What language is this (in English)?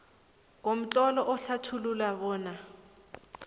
South Ndebele